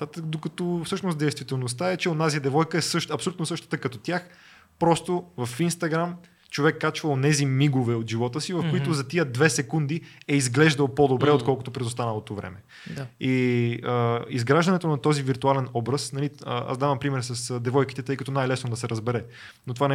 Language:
Bulgarian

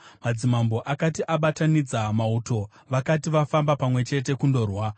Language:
Shona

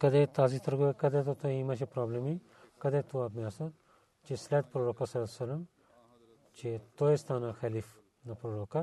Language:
Bulgarian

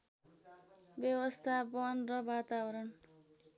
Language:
Nepali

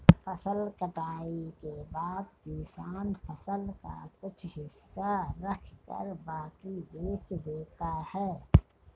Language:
Hindi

